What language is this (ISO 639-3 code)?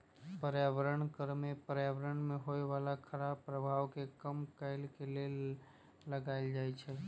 mag